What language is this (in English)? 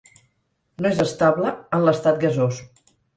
Catalan